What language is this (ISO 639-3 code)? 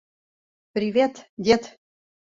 chm